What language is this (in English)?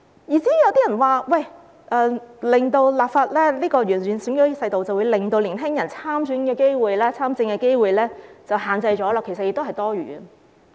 Cantonese